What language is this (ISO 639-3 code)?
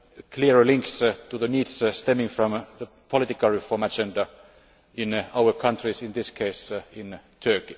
eng